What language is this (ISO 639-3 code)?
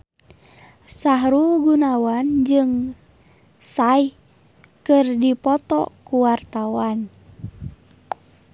sun